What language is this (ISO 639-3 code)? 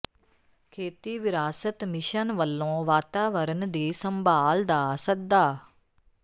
pan